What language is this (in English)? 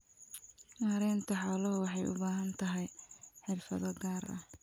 Somali